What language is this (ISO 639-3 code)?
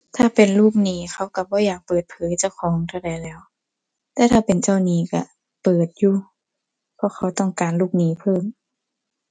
tha